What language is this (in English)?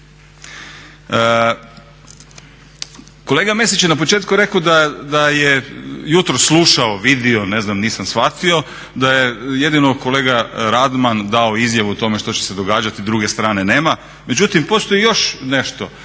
Croatian